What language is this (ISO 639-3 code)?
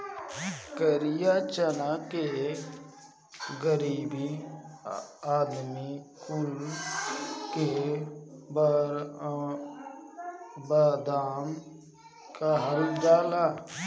bho